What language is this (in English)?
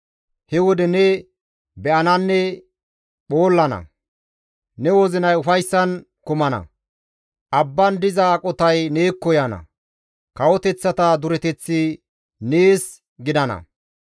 Gamo